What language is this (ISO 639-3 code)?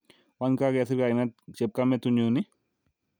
kln